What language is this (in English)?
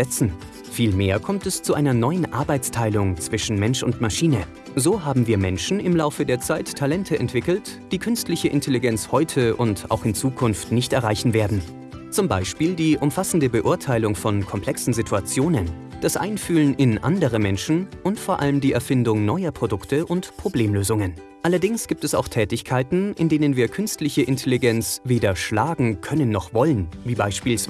German